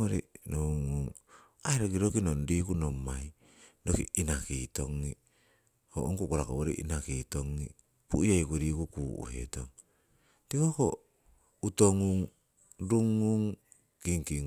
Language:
Siwai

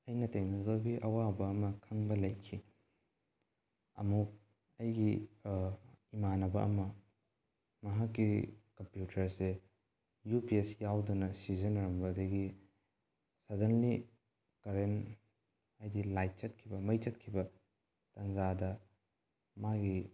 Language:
Manipuri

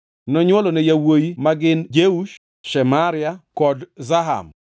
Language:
Luo (Kenya and Tanzania)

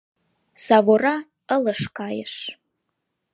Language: Mari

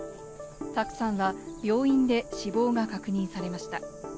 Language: Japanese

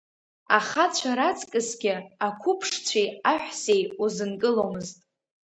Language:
Abkhazian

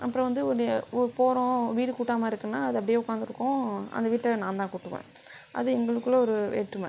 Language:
Tamil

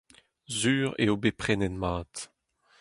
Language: Breton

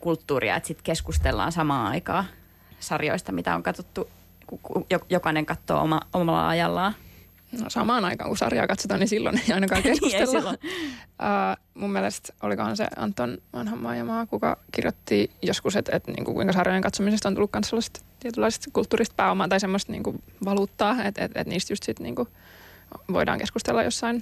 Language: Finnish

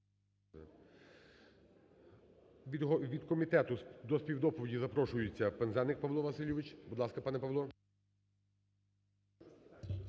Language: Ukrainian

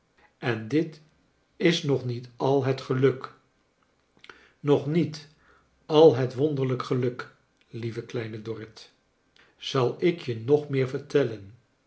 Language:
Dutch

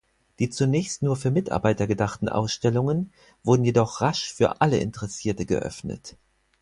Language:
German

